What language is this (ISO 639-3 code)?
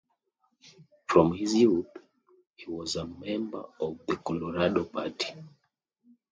eng